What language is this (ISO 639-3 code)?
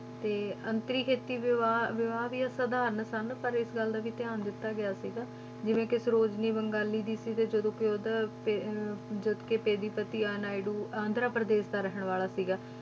pan